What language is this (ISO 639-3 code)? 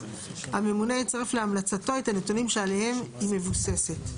heb